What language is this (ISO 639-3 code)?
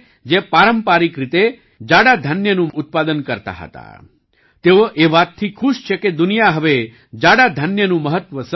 guj